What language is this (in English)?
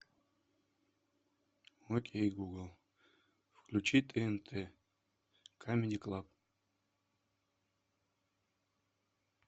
Russian